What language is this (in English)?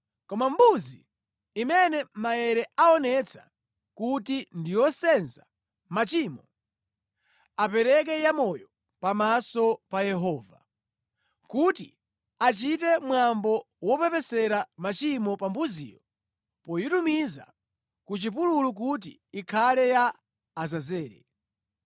Nyanja